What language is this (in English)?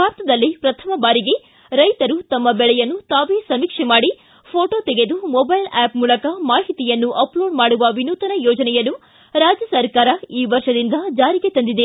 Kannada